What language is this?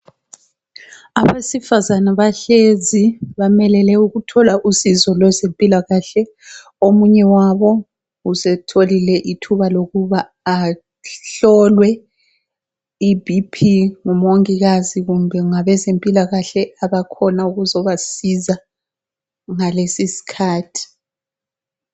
North Ndebele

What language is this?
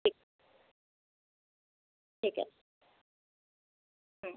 Bangla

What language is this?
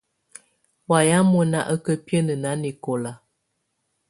Tunen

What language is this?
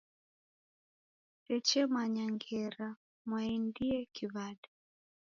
Taita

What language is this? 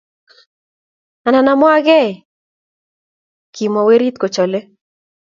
Kalenjin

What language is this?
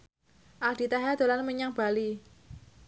Javanese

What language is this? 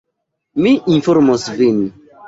Esperanto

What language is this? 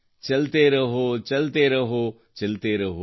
Kannada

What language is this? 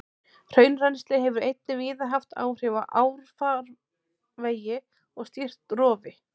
Icelandic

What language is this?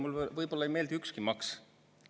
Estonian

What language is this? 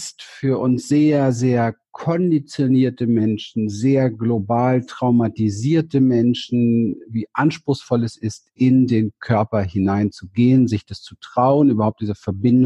German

